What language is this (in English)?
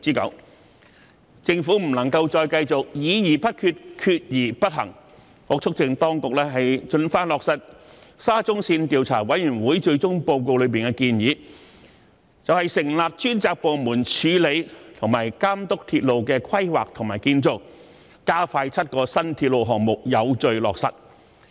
Cantonese